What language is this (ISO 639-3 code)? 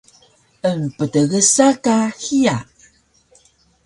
trv